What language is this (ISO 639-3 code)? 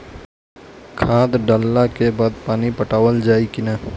bho